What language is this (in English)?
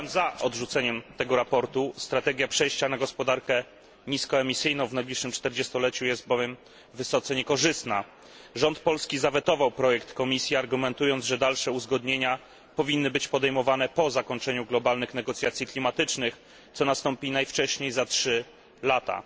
Polish